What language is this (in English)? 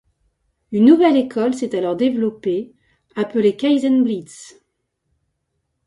French